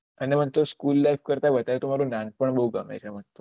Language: Gujarati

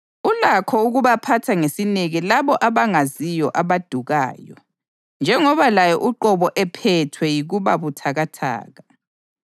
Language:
North Ndebele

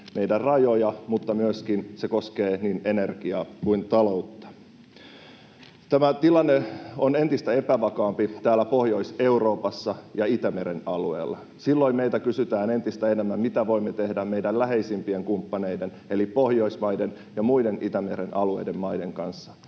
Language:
Finnish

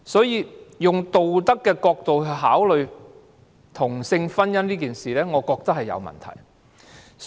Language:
Cantonese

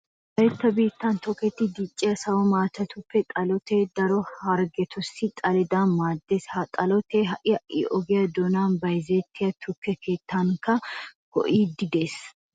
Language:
Wolaytta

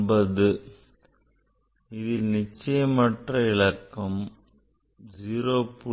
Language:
Tamil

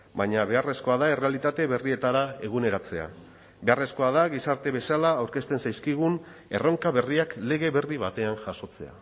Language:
Basque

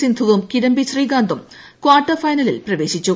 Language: Malayalam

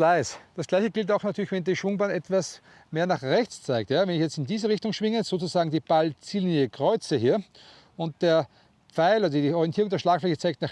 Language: German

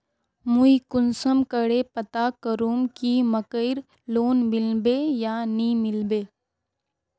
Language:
Magahi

